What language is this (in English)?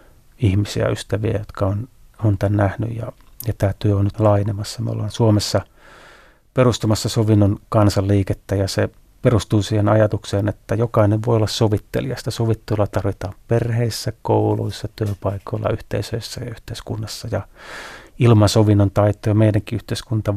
Finnish